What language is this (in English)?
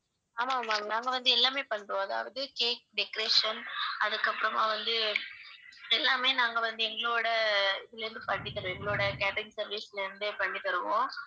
Tamil